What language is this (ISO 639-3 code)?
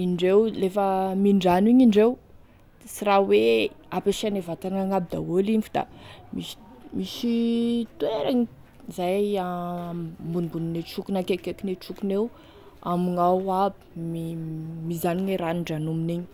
tkg